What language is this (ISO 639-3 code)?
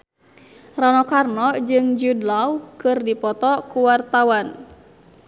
sun